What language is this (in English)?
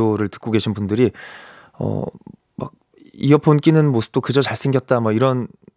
Korean